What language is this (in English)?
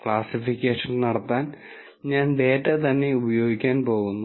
Malayalam